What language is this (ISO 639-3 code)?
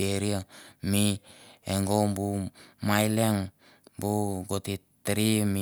tbf